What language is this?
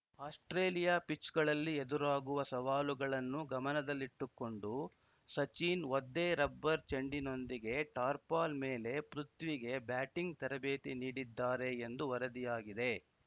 Kannada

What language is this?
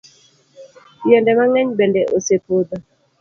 Luo (Kenya and Tanzania)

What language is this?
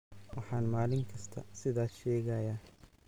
Somali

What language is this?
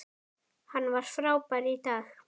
Icelandic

